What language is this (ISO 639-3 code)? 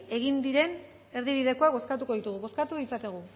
eus